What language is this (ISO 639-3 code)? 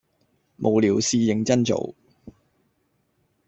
yue